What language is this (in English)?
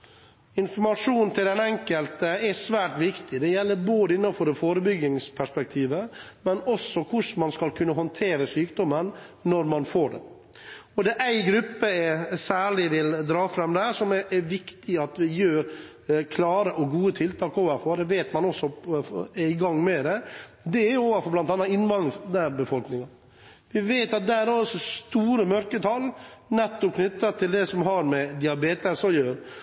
Norwegian Bokmål